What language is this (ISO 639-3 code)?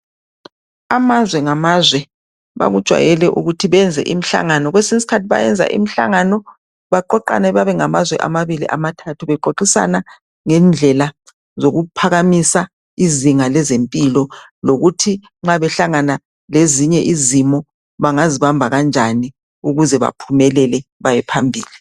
nde